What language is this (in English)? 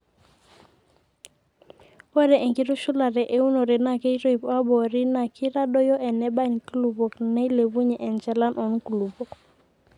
Masai